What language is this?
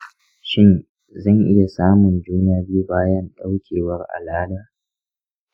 Hausa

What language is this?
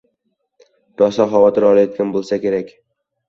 Uzbek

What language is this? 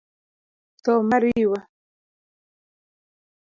Luo (Kenya and Tanzania)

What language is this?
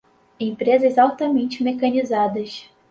Portuguese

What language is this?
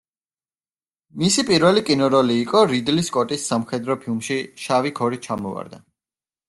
Georgian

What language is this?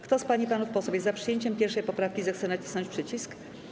Polish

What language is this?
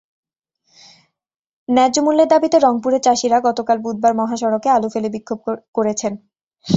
Bangla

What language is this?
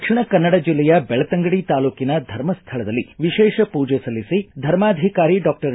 Kannada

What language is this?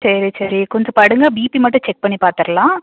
Tamil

